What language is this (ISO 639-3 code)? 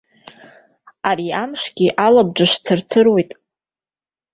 abk